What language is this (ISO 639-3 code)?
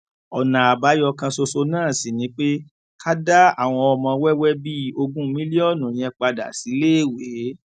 yor